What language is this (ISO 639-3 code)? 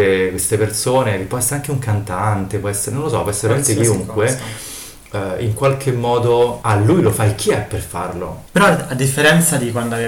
ita